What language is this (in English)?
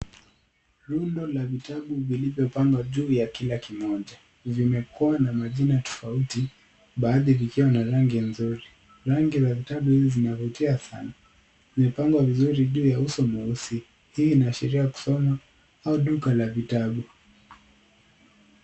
Swahili